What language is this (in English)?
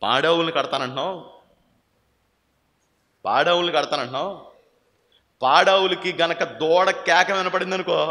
Telugu